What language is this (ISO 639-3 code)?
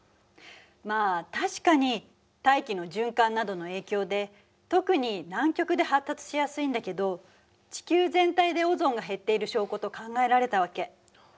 jpn